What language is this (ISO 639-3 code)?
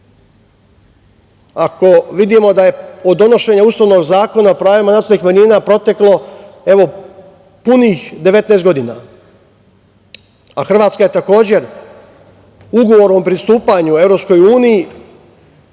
srp